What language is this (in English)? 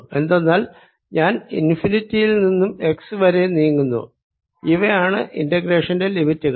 Malayalam